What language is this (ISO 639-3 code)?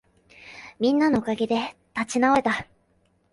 jpn